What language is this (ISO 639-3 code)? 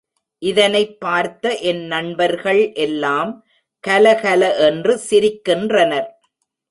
tam